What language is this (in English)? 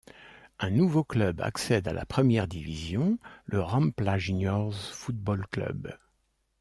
French